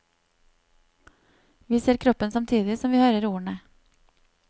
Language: Norwegian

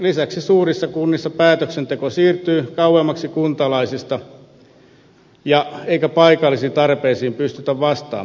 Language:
Finnish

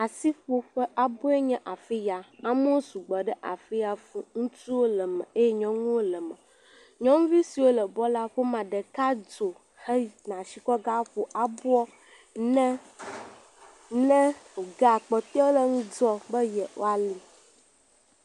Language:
Ewe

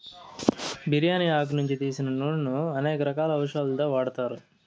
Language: Telugu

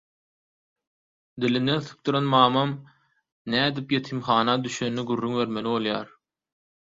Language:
Turkmen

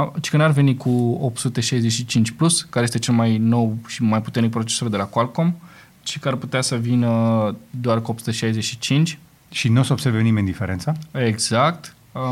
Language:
Romanian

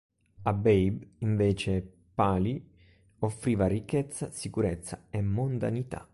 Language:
Italian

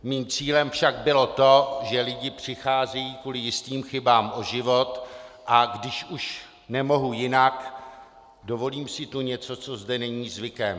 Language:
Czech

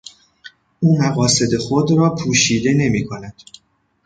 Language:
Persian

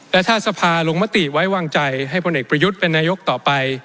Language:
Thai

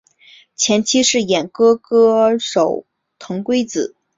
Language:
Chinese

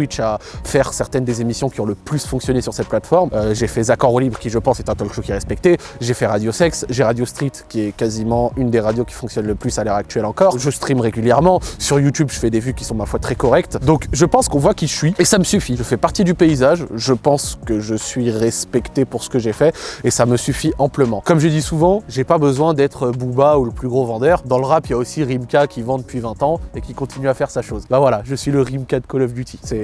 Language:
French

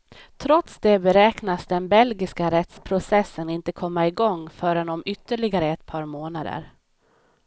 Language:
Swedish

